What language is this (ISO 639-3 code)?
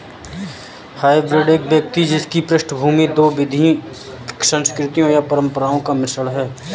hin